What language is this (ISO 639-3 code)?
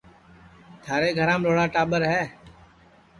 ssi